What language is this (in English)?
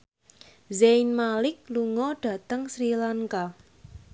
Javanese